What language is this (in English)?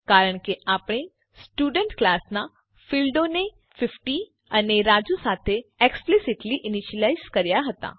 Gujarati